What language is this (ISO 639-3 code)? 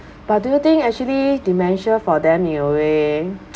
eng